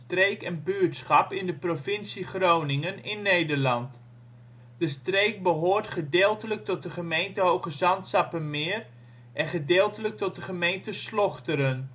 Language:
Dutch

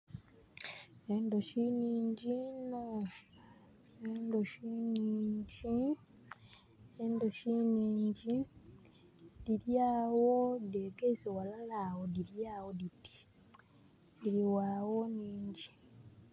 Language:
Soga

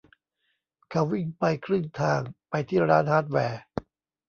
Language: Thai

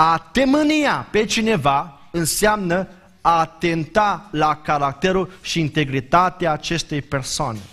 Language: Romanian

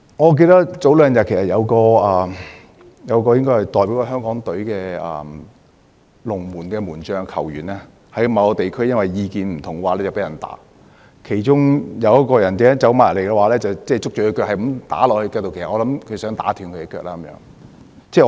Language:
Cantonese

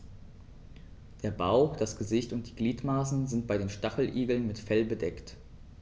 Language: German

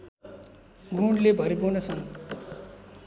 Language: Nepali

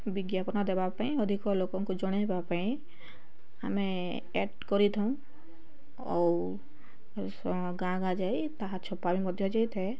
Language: Odia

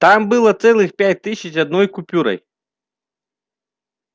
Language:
Russian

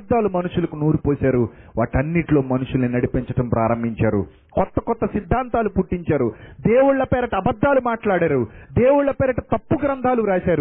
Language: Telugu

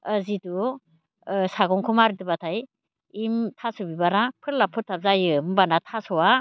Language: Bodo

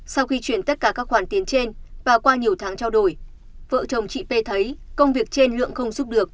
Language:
Vietnamese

